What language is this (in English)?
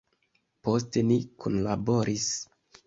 Esperanto